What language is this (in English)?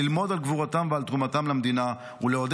Hebrew